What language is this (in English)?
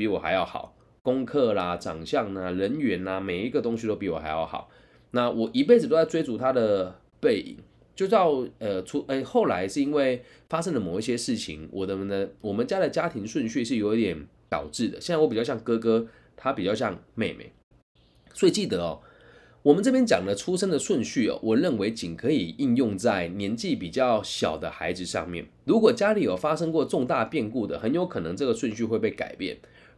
Chinese